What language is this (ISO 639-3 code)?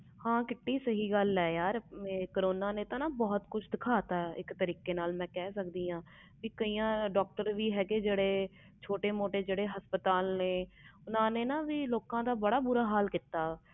pan